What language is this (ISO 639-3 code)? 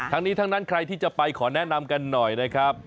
tha